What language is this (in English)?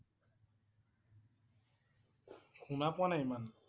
Assamese